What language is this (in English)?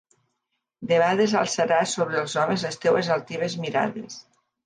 Catalan